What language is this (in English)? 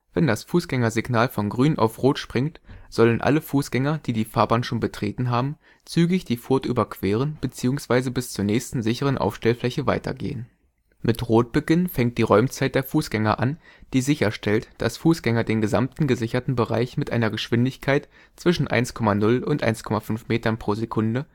German